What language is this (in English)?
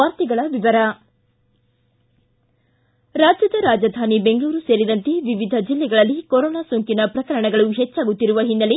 Kannada